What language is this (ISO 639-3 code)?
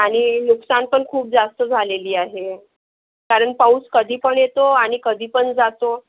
mar